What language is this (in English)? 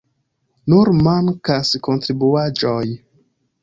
Esperanto